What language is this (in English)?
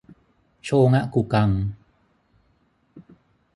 Thai